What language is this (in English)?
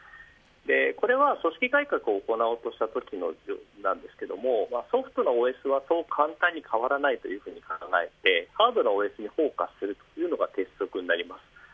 Japanese